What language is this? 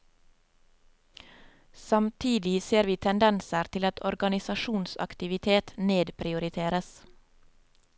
Norwegian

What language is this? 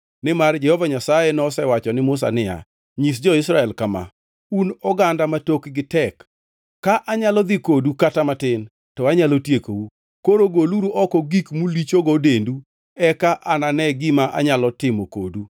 Luo (Kenya and Tanzania)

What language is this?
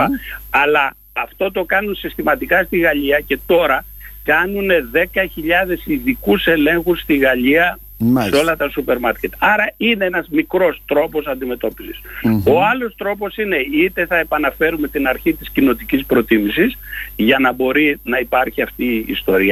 Greek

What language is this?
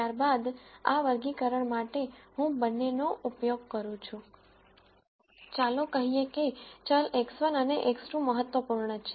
Gujarati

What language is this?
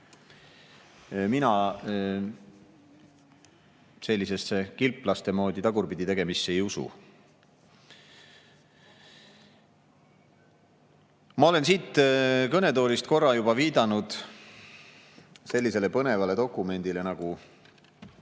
Estonian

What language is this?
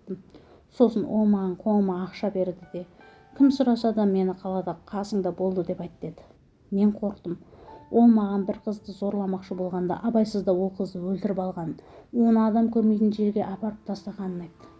Turkish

